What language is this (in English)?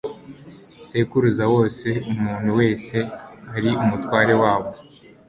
Kinyarwanda